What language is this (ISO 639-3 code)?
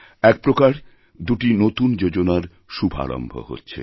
ben